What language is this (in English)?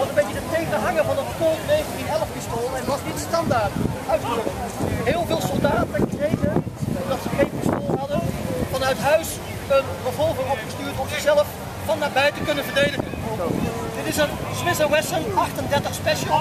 Dutch